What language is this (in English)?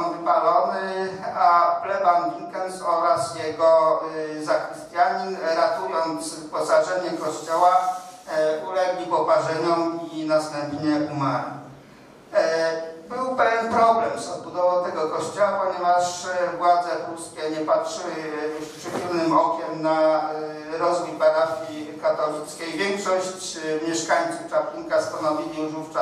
Polish